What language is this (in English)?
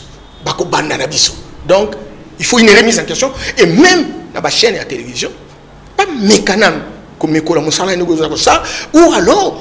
French